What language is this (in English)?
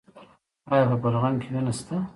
Pashto